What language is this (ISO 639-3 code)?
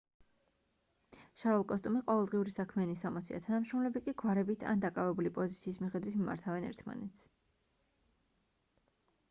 kat